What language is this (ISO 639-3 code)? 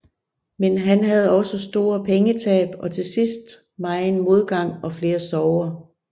dan